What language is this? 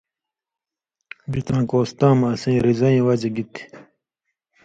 Indus Kohistani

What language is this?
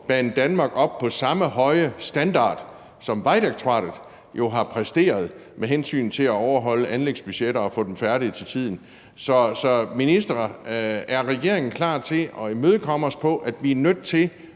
Danish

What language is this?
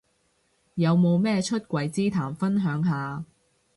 Cantonese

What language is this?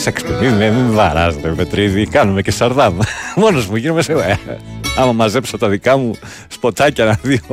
Greek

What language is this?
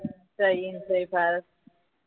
Gujarati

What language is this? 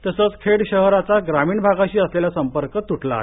Marathi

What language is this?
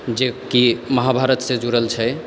Maithili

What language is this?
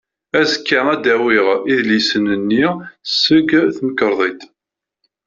Kabyle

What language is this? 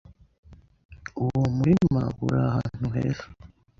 Kinyarwanda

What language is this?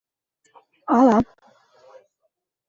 Bashkir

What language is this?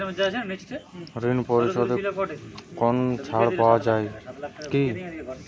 Bangla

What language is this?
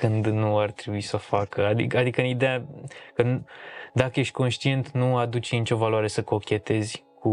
Romanian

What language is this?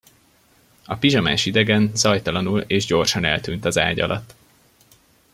Hungarian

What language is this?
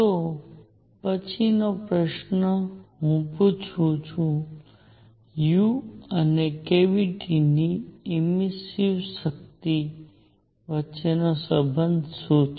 Gujarati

